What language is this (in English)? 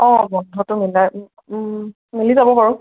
Assamese